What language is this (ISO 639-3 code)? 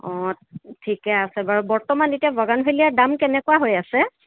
asm